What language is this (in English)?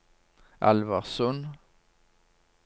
Norwegian